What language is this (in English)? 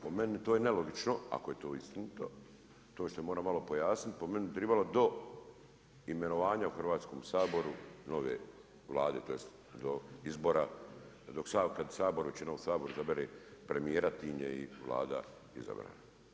Croatian